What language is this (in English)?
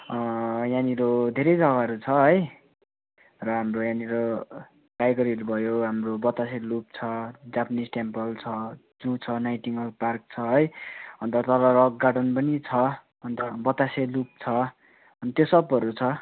Nepali